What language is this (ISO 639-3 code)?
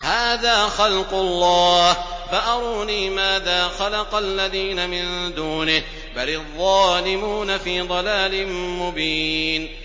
ara